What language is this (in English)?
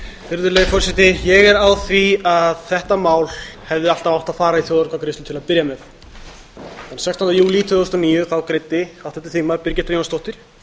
Icelandic